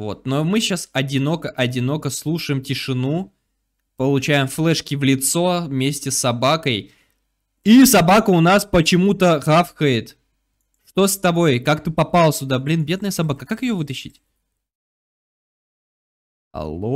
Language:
Russian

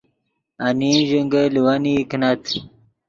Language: Yidgha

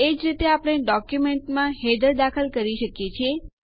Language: Gujarati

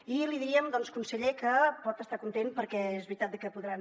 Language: Catalan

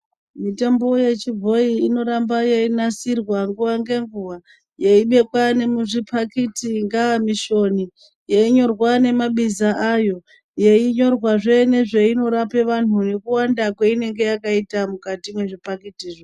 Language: Ndau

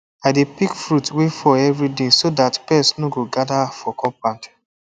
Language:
Nigerian Pidgin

